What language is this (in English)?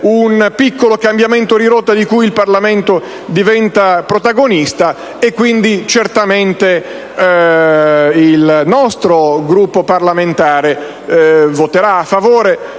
Italian